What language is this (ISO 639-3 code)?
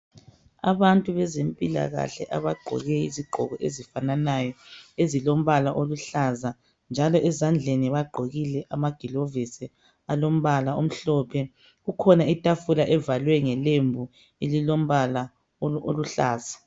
nde